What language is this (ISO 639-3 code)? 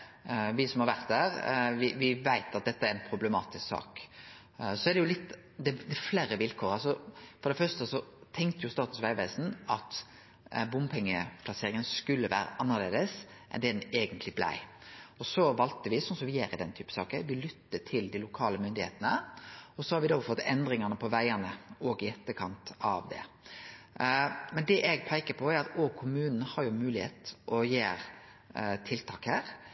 nno